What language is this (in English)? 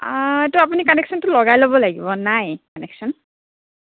Assamese